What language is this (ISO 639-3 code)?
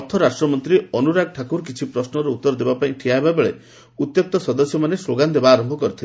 ori